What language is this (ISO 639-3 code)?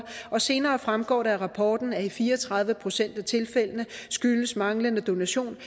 dan